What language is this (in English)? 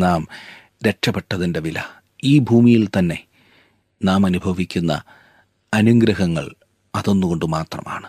Malayalam